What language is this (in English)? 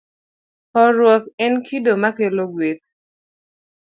Luo (Kenya and Tanzania)